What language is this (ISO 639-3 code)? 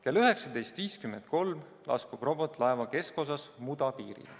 est